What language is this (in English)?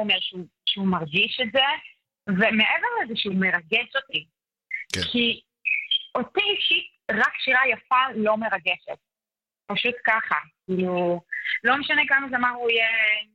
Hebrew